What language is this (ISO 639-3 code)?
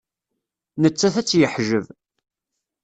kab